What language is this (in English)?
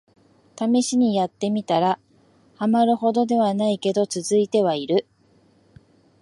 Japanese